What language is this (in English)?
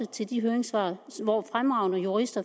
Danish